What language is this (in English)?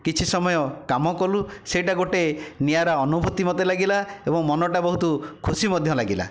Odia